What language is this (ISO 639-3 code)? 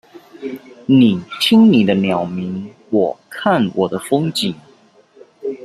zho